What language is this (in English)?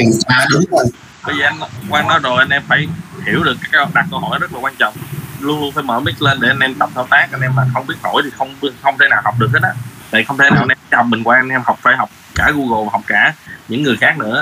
Vietnamese